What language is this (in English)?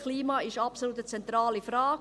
Swiss German